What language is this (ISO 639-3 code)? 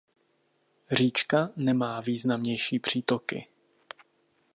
ces